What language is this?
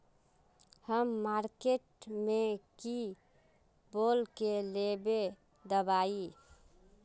Magahi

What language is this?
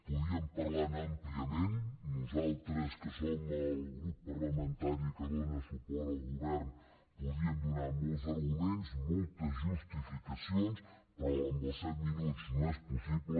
Catalan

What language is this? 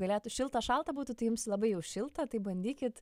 Lithuanian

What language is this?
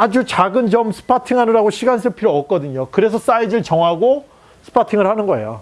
Korean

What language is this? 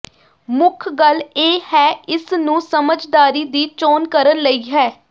Punjabi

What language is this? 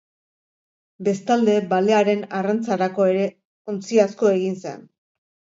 Basque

